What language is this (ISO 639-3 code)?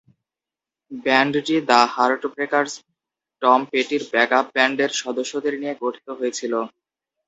ben